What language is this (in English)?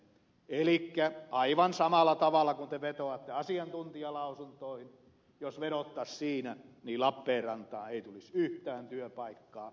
Finnish